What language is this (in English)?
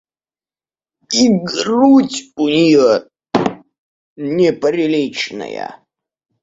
Russian